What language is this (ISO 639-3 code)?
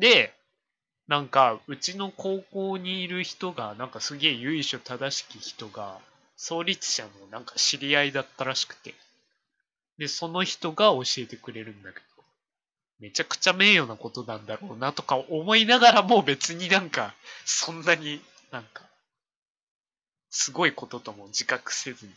jpn